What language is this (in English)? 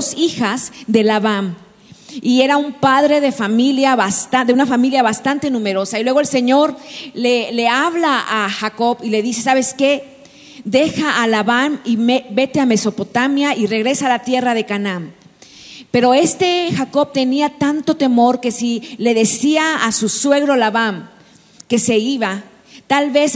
Spanish